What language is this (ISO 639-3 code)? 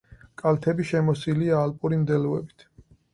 kat